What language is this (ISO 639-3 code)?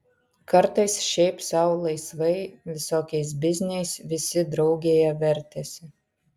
lit